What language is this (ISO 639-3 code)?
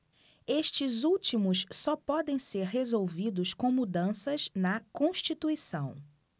por